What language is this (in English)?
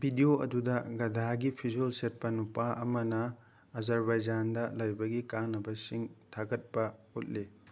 Manipuri